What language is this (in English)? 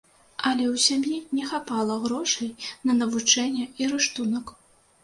Belarusian